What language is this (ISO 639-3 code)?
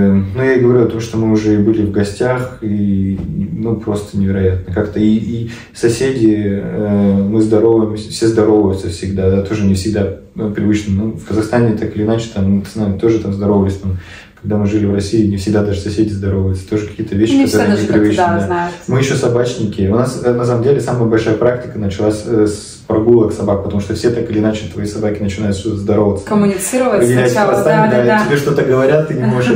rus